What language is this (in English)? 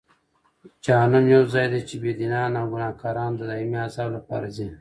Pashto